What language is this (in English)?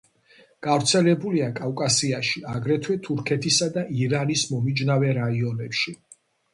Georgian